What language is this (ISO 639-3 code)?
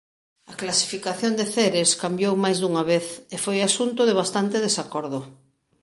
glg